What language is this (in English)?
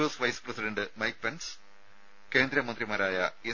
Malayalam